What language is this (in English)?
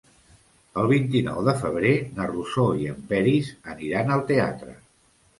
Catalan